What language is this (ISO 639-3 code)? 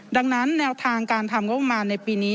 tha